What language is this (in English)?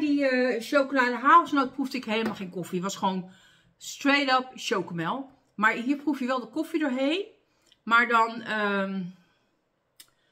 Dutch